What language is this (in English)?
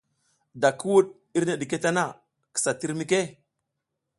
South Giziga